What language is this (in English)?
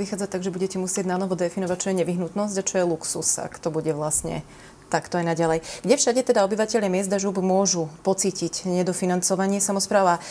Slovak